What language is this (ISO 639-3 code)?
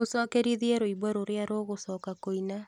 kik